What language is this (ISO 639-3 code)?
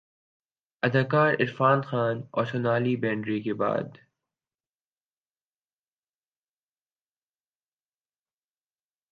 urd